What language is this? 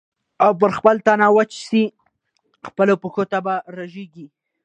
Pashto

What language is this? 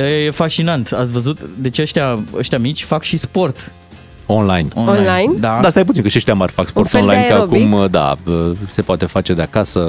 Romanian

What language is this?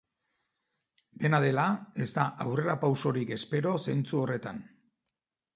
Basque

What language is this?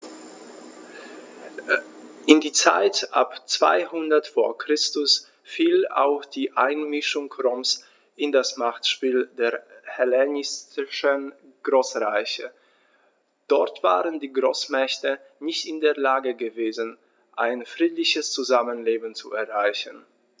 German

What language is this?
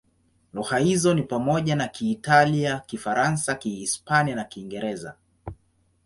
Swahili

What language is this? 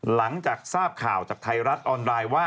Thai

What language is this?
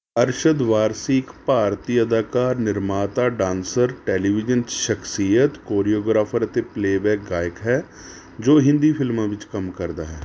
Punjabi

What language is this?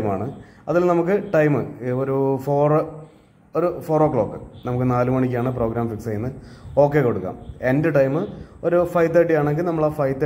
Japanese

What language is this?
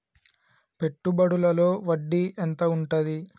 Telugu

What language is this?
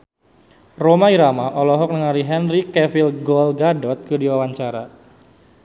Sundanese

